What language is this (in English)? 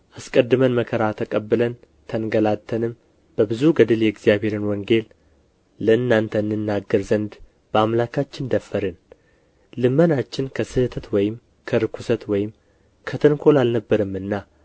Amharic